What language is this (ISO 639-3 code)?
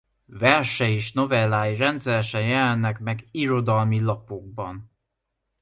hun